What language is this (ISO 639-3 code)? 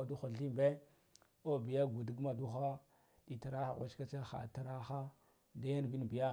gdf